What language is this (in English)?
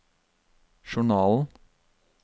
Norwegian